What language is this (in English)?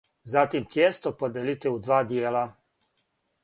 Serbian